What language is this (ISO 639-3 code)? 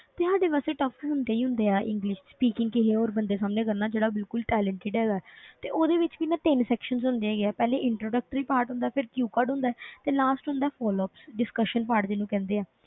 pan